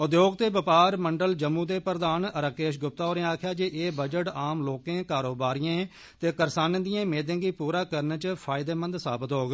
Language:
Dogri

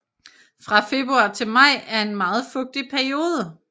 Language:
Danish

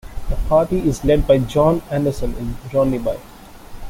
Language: English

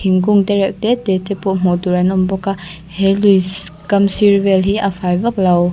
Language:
Mizo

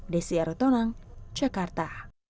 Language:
Indonesian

